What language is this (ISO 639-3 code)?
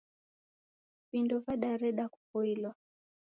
dav